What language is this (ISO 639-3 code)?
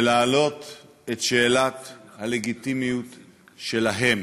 heb